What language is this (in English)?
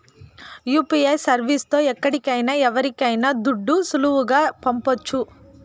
Telugu